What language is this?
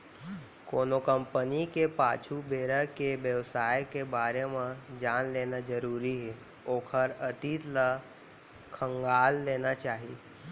Chhattisgarhi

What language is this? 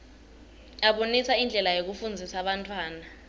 Swati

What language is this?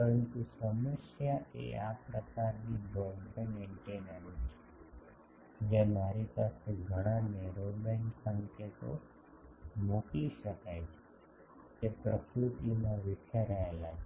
Gujarati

